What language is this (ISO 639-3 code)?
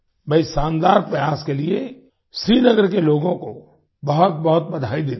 hin